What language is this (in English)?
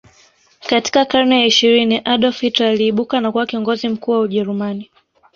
Swahili